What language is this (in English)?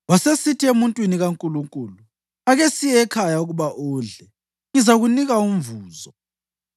North Ndebele